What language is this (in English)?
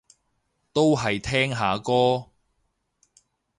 Cantonese